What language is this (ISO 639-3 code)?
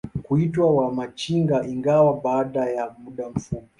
swa